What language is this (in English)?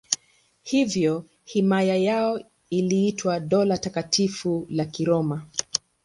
Swahili